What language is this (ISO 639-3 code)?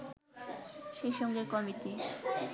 ben